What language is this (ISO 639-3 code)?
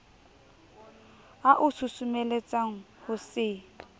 sot